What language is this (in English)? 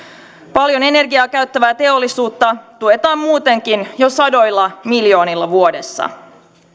Finnish